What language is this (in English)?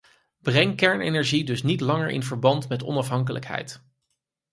Dutch